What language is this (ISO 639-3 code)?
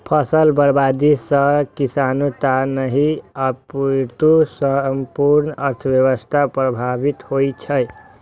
mai